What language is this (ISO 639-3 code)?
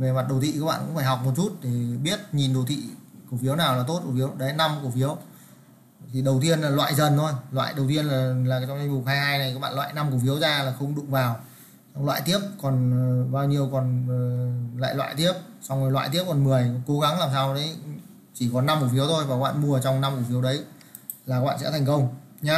vie